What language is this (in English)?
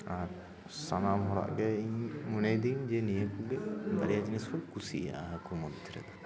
Santali